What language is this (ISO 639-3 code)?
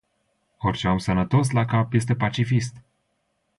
ron